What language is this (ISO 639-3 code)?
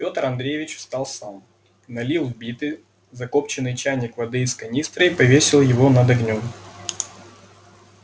rus